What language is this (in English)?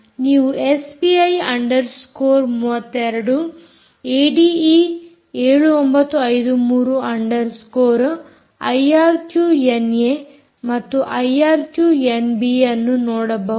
Kannada